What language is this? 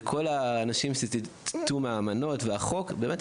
Hebrew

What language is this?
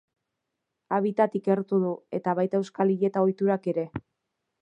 Basque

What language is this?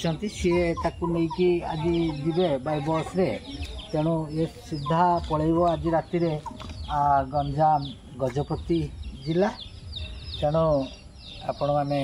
Italian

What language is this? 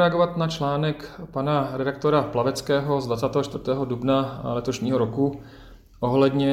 Czech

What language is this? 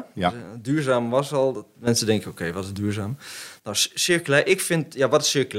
Dutch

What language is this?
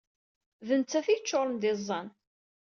Kabyle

